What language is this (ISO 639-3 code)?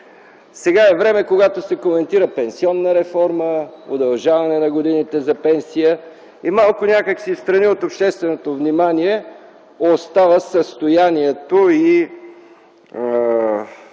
bul